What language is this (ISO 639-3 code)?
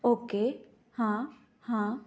kok